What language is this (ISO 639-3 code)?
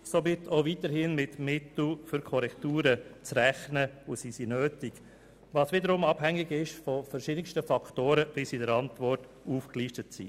gsw